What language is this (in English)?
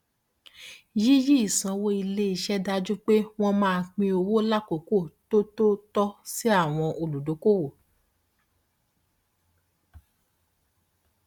Yoruba